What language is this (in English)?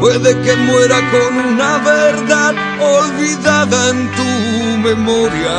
Romanian